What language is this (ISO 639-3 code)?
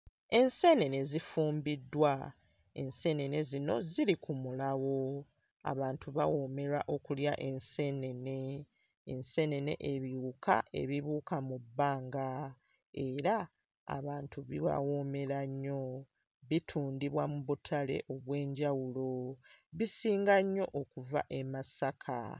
lug